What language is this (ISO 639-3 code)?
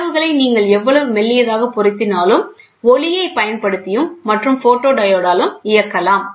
tam